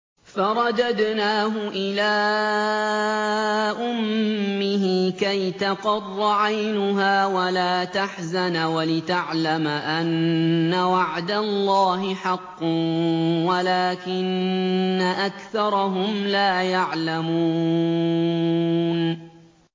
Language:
Arabic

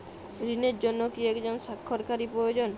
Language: Bangla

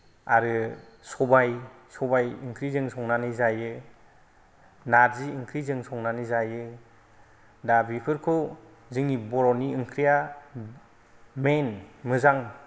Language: Bodo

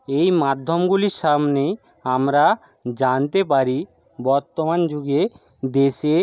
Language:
Bangla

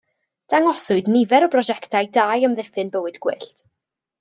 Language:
Welsh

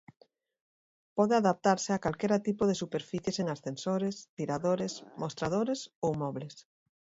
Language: Galician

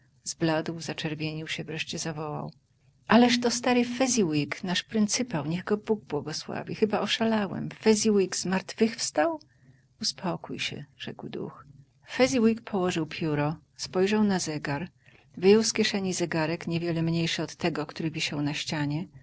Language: Polish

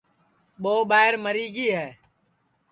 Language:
Sansi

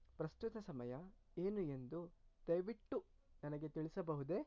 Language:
Kannada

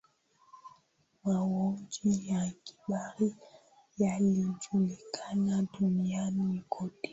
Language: Swahili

